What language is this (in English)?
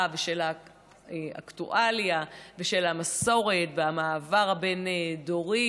Hebrew